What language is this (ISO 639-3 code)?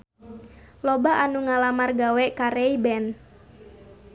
sun